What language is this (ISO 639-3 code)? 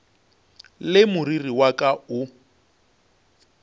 nso